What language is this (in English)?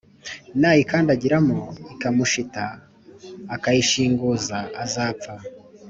Kinyarwanda